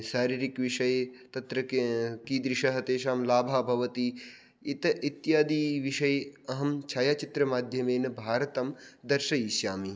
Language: Sanskrit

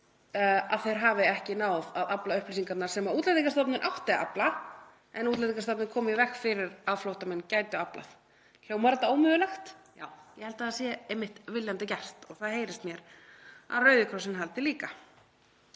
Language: Icelandic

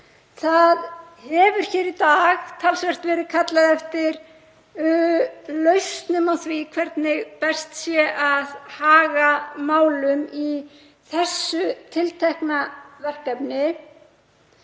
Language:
Icelandic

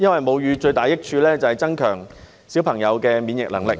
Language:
Cantonese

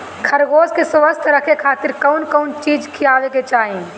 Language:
Bhojpuri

